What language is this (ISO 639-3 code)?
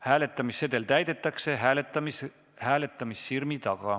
est